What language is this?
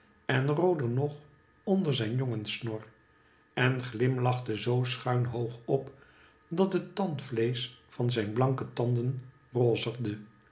Dutch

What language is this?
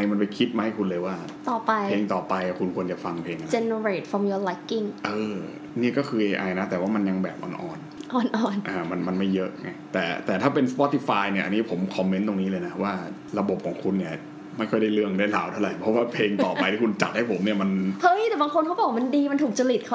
Thai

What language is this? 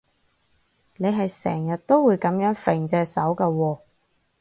Cantonese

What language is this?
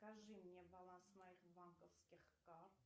Russian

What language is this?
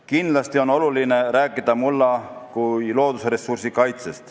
Estonian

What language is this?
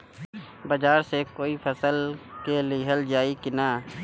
Bhojpuri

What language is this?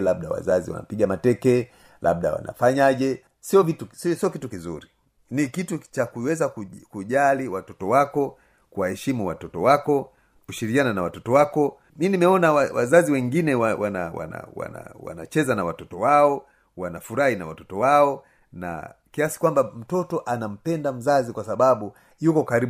Swahili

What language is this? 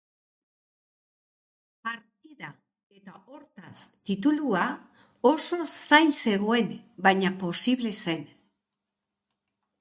Basque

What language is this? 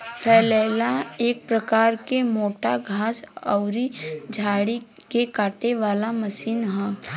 Bhojpuri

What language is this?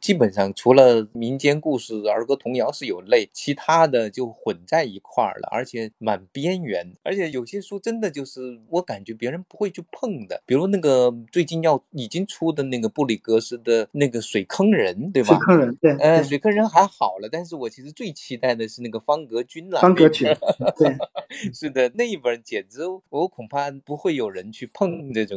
Chinese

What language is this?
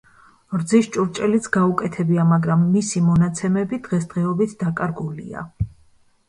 Georgian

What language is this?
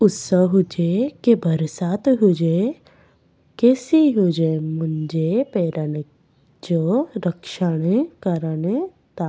Sindhi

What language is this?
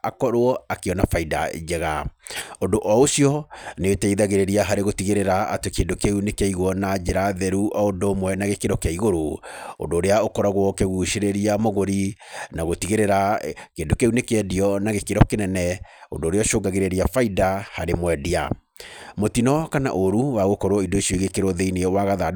Kikuyu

